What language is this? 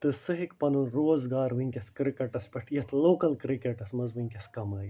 Kashmiri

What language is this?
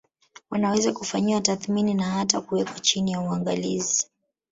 Swahili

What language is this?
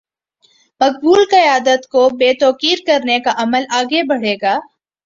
Urdu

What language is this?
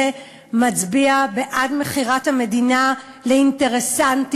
Hebrew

